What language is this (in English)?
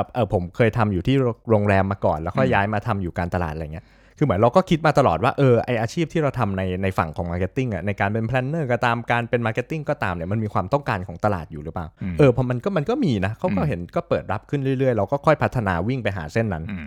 Thai